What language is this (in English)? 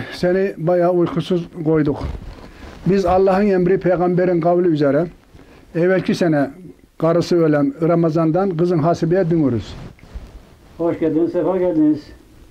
Turkish